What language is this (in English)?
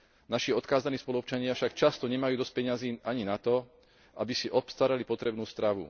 Slovak